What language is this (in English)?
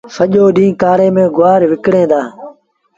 Sindhi Bhil